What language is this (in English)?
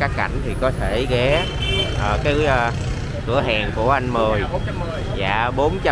Vietnamese